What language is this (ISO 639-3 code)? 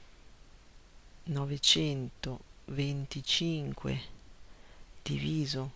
ita